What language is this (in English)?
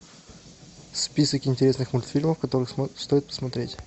Russian